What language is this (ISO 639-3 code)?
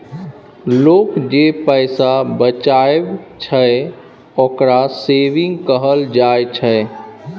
mai